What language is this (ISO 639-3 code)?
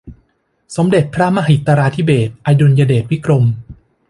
tha